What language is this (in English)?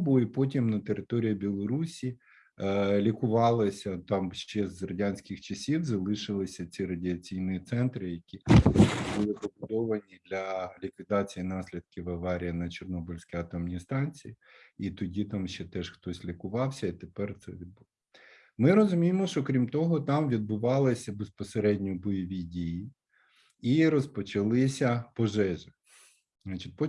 Ukrainian